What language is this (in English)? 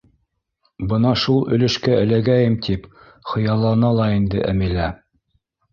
Bashkir